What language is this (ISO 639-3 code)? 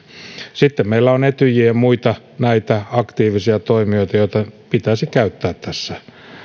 fin